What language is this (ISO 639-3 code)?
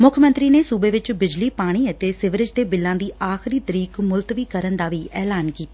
pan